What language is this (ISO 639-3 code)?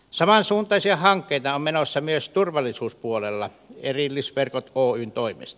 fin